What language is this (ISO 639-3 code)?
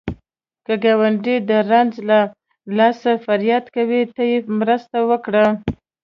pus